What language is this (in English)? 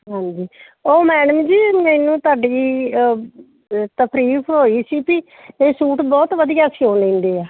Punjabi